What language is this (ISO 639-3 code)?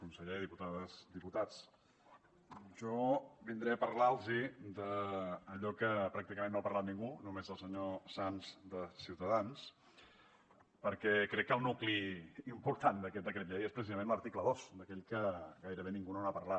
cat